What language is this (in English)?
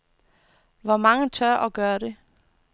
Danish